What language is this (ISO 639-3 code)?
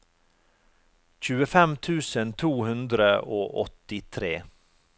nor